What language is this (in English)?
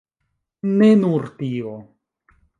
Esperanto